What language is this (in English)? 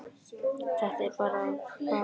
Icelandic